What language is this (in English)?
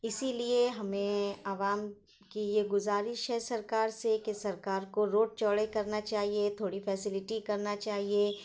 Urdu